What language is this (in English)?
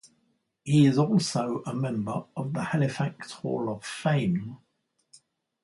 English